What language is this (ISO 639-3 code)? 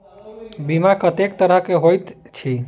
mai